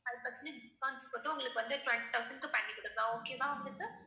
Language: Tamil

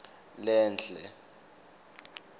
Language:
Swati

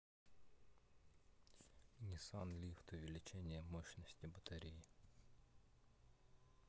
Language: Russian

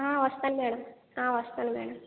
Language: Telugu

